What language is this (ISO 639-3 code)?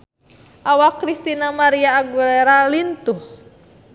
sun